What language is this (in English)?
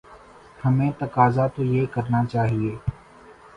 Urdu